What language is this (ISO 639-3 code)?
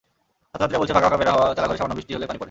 ben